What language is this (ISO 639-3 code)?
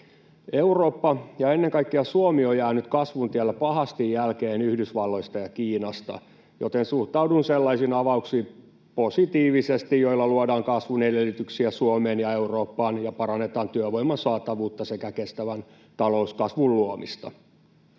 fin